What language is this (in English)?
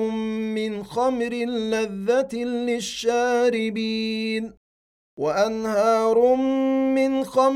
Arabic